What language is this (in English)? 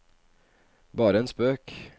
Norwegian